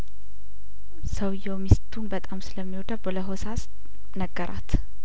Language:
Amharic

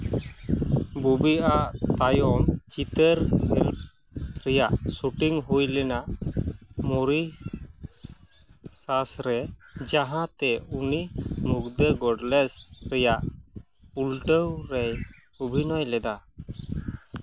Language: Santali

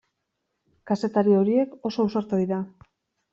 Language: Basque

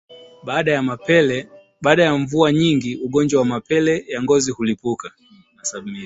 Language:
Swahili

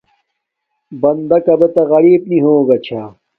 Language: Domaaki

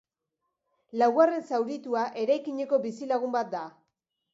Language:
Basque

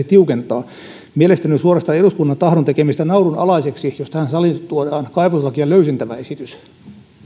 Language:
Finnish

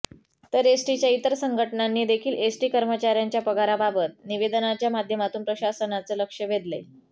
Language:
Marathi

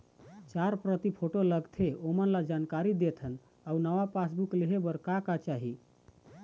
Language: Chhattisgarhi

